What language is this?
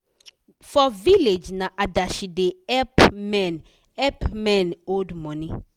Nigerian Pidgin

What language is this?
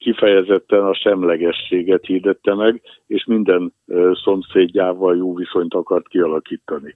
Hungarian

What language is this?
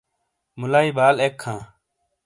Shina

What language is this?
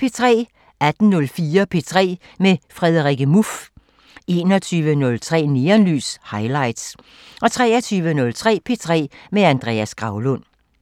Danish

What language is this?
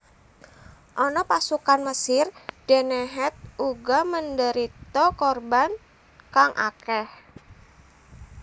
Javanese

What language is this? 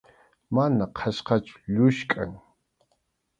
Arequipa-La Unión Quechua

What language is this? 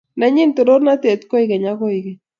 Kalenjin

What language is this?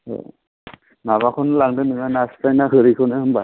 Bodo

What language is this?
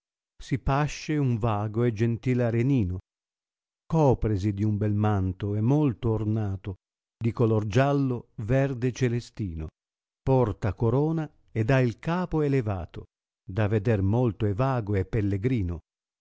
Italian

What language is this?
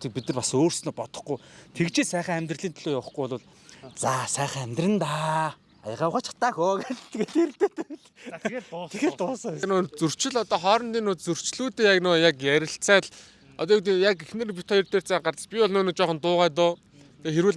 Turkish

